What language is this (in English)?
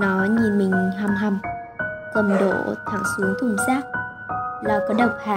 Vietnamese